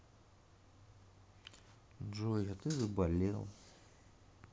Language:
Russian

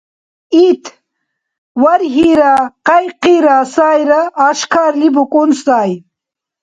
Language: Dargwa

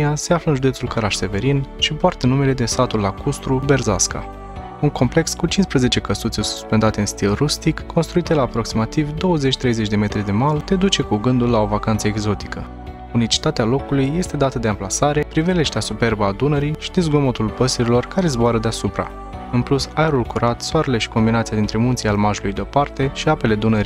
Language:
Romanian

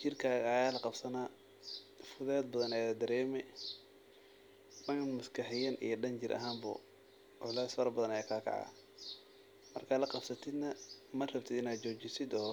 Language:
Somali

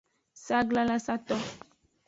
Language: Aja (Benin)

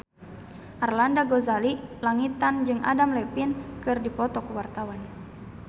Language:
Sundanese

